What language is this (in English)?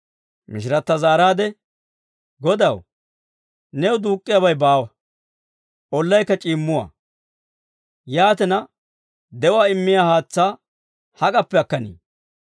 Dawro